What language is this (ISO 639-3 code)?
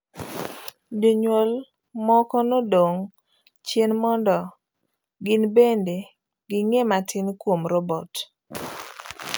luo